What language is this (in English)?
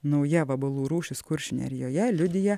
Lithuanian